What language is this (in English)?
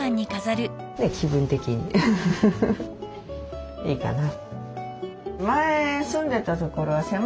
Japanese